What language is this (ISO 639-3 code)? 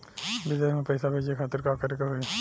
bho